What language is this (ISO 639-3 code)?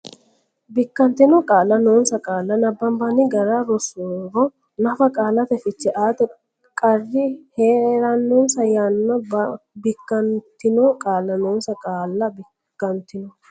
sid